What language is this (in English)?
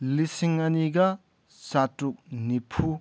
Manipuri